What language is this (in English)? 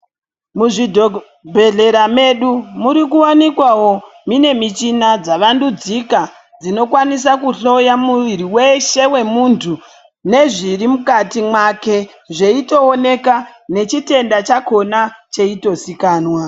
Ndau